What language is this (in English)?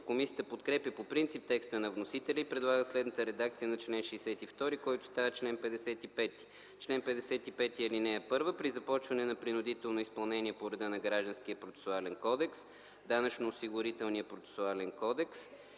Bulgarian